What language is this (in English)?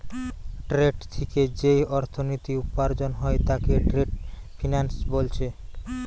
Bangla